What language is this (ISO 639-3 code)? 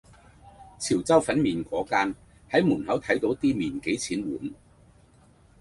yue